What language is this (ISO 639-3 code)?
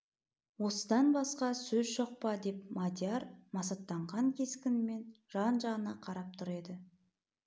kaz